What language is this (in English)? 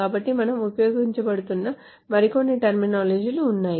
Telugu